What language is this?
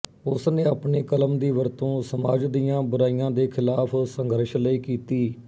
Punjabi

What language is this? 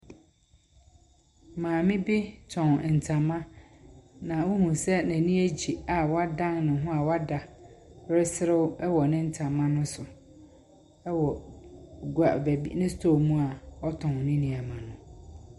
Akan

